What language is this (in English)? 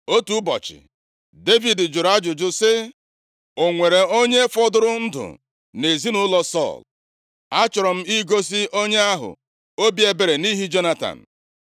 Igbo